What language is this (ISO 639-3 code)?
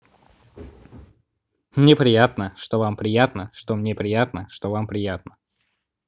rus